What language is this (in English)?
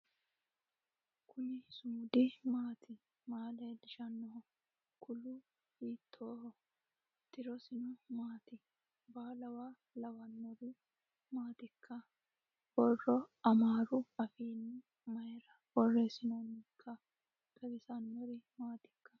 Sidamo